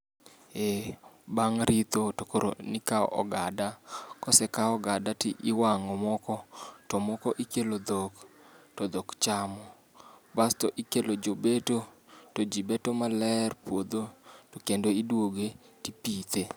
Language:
Luo (Kenya and Tanzania)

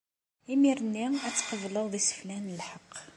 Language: Kabyle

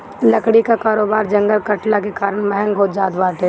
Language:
Bhojpuri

